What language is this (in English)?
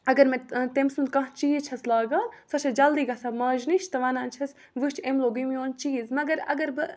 Kashmiri